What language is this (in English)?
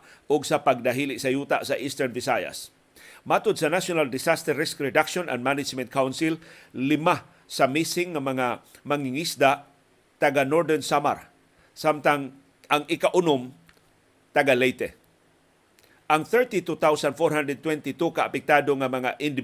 Filipino